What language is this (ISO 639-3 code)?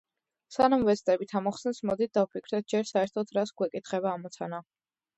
kat